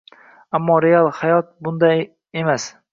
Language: Uzbek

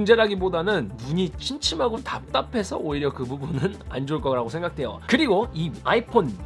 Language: Korean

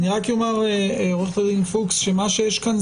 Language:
Hebrew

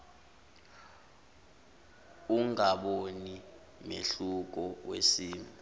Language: Zulu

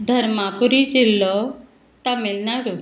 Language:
Konkani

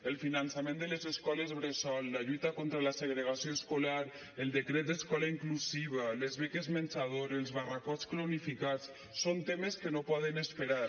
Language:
Catalan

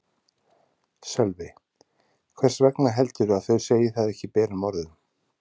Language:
Icelandic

